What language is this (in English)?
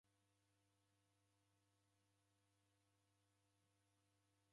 Taita